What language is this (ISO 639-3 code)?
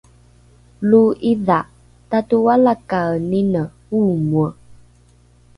dru